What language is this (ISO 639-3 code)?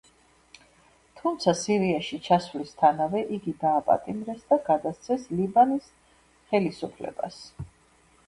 kat